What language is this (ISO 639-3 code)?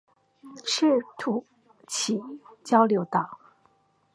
zho